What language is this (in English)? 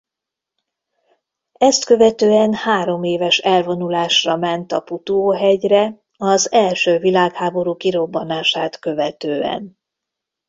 Hungarian